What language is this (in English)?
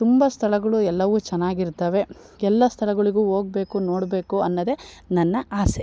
Kannada